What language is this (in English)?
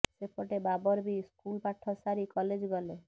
Odia